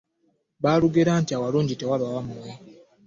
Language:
Ganda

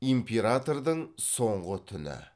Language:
Kazakh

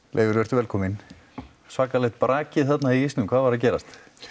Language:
Icelandic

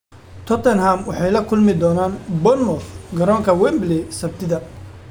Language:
Somali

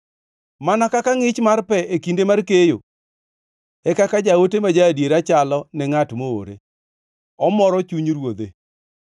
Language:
Luo (Kenya and Tanzania)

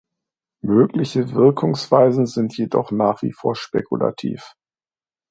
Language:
German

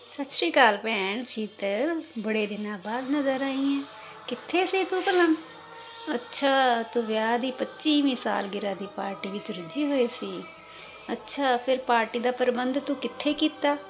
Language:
Punjabi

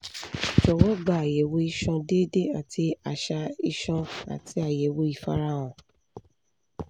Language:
Yoruba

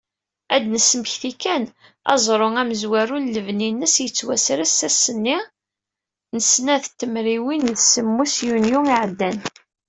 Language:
Kabyle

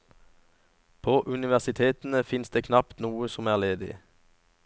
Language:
Norwegian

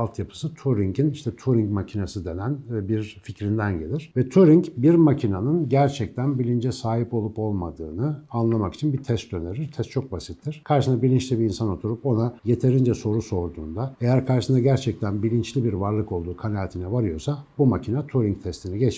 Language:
Turkish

